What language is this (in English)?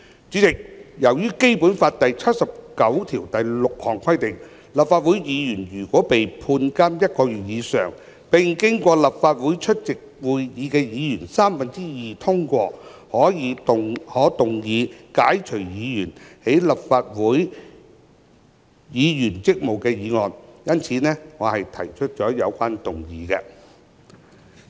Cantonese